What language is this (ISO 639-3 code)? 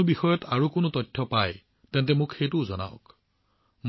asm